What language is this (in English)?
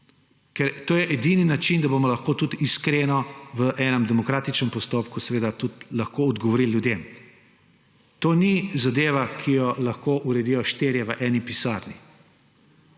Slovenian